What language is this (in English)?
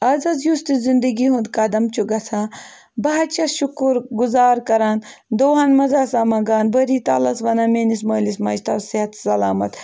Kashmiri